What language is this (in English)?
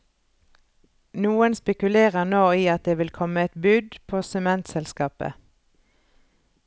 Norwegian